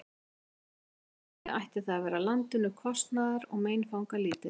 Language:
Icelandic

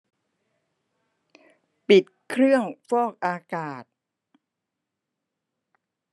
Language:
Thai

